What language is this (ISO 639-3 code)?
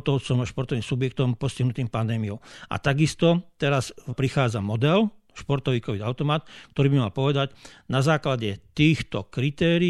slk